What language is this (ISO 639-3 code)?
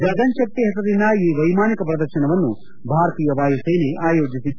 kan